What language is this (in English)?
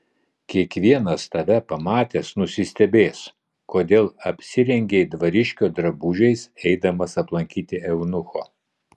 Lithuanian